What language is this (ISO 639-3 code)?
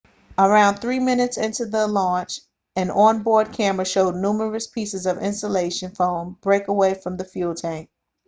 eng